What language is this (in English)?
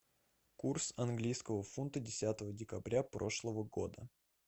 Russian